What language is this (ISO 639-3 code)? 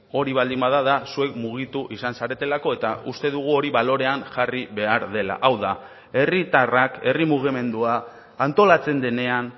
eus